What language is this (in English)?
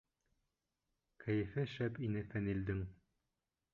Bashkir